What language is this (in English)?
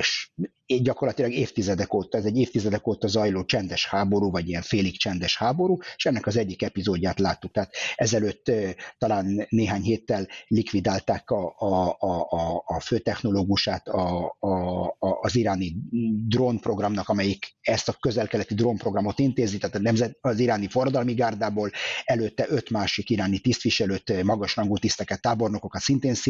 Hungarian